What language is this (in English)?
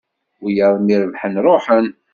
Kabyle